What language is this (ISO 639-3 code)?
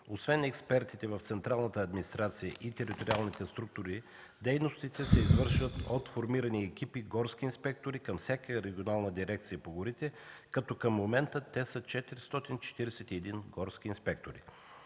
bul